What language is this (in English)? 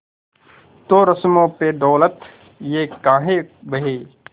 Hindi